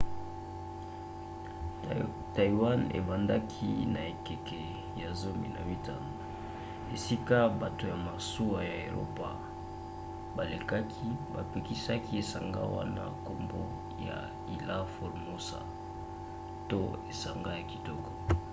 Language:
Lingala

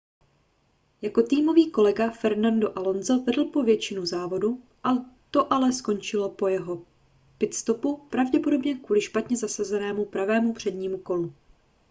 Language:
Czech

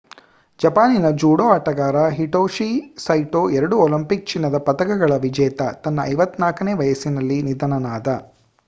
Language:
Kannada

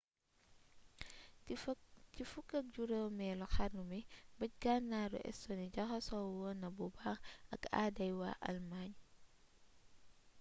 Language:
Wolof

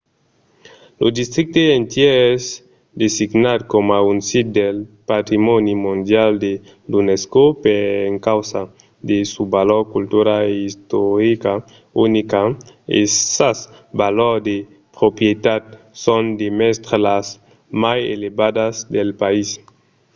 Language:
Occitan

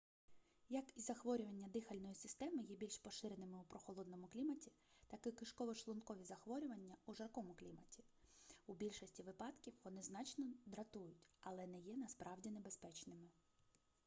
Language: Ukrainian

